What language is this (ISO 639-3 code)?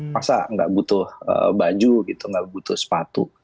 ind